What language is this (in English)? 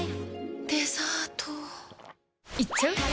Japanese